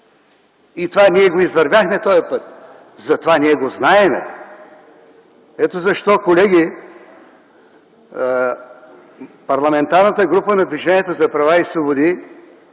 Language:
Bulgarian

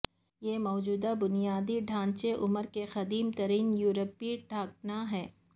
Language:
Urdu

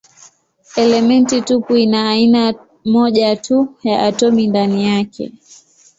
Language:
Swahili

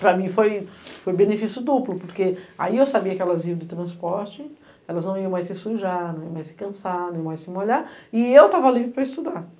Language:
Portuguese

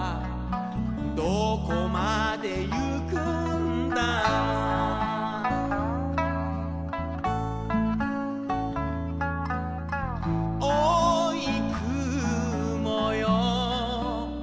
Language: Japanese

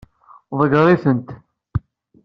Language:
Kabyle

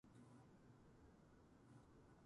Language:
Japanese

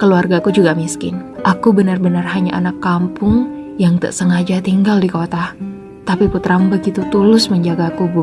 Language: Indonesian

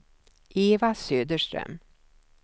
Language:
Swedish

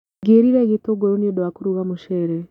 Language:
Kikuyu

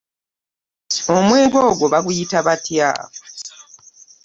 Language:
Ganda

